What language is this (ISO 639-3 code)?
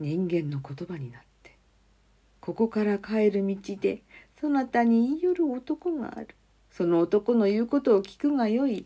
jpn